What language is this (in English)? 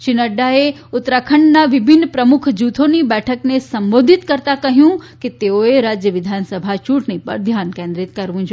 Gujarati